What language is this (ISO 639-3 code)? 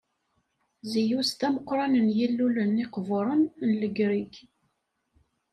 kab